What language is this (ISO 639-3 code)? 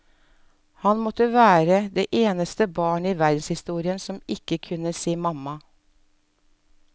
nor